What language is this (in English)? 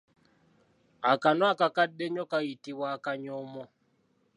Ganda